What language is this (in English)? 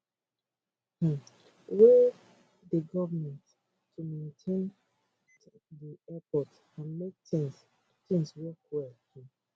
Nigerian Pidgin